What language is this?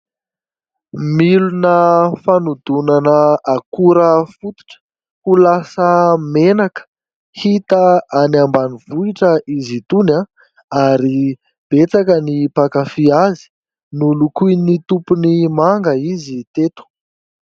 Malagasy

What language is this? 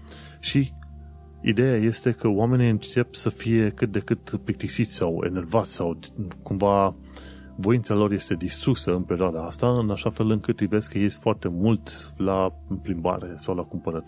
Romanian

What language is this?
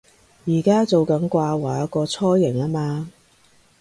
Cantonese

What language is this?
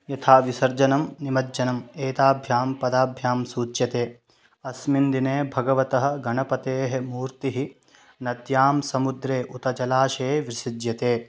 Sanskrit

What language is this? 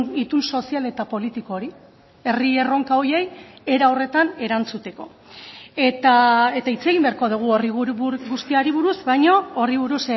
Basque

